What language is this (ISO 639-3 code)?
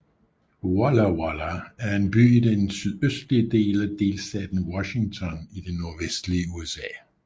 dan